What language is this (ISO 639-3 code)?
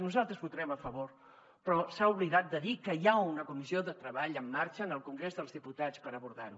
cat